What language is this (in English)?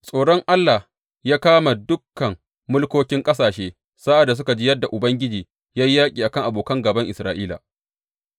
Hausa